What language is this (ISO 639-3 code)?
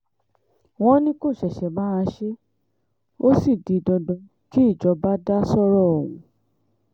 yor